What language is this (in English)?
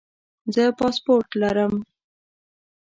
Pashto